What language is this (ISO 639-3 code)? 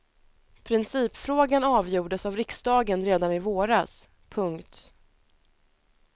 swe